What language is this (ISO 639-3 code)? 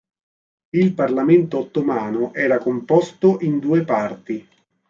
ita